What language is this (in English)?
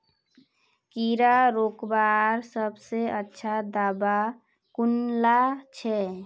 Magahi